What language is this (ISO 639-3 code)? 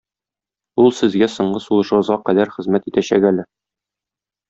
tat